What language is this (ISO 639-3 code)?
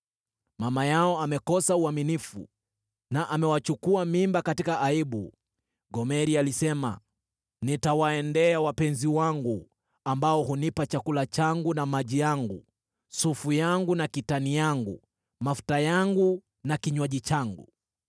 swa